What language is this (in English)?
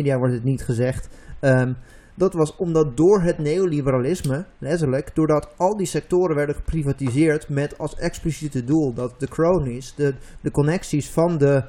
Dutch